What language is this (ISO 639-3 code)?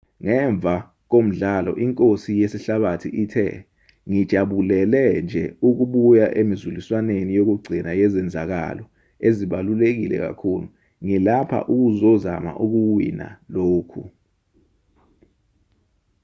zul